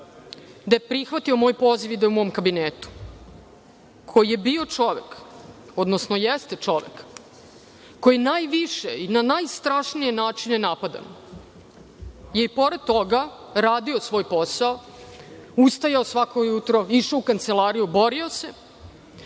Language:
Serbian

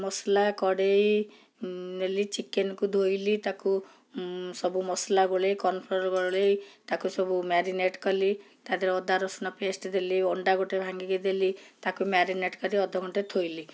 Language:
Odia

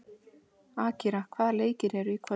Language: Icelandic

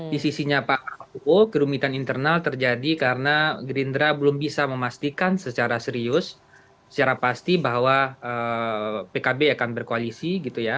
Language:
Indonesian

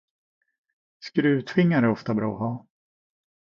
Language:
Swedish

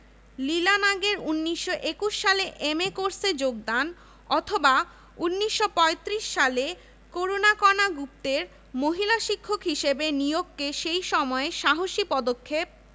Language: Bangla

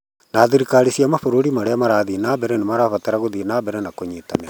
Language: Kikuyu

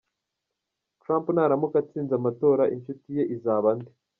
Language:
Kinyarwanda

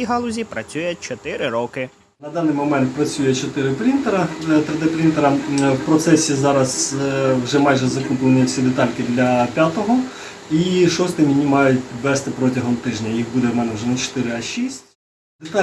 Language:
Ukrainian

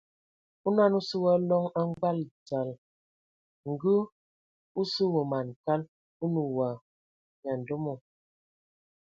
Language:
Ewondo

